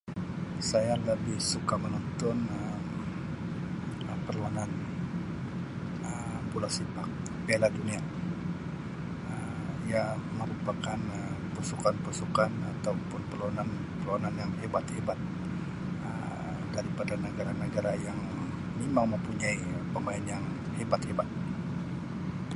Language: Sabah Malay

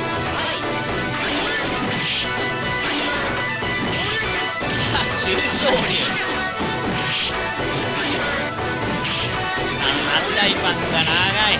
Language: Japanese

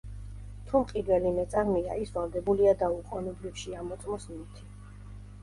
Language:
Georgian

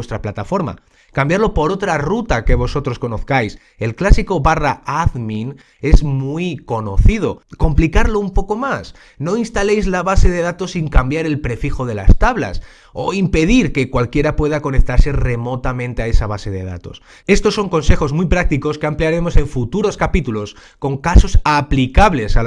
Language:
Spanish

